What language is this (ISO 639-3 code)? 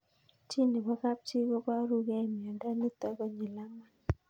kln